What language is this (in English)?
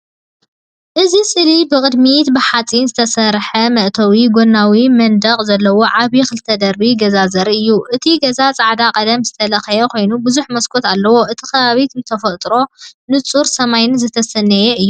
Tigrinya